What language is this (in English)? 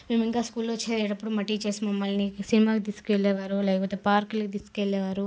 Telugu